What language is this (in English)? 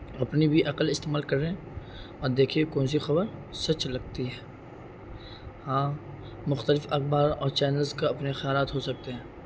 Urdu